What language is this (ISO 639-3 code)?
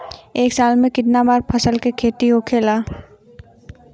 bho